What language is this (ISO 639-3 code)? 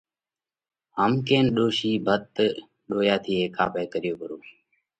kvx